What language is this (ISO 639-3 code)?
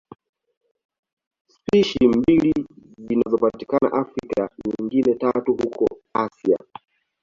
swa